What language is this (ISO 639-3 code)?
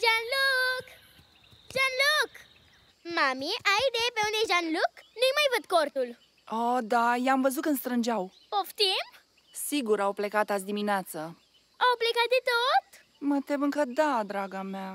ron